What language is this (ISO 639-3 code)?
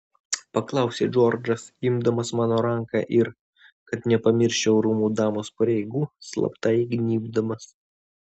lit